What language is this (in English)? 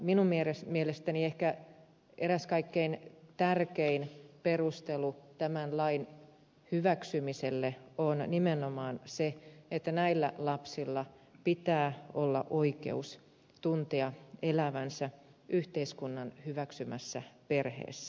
Finnish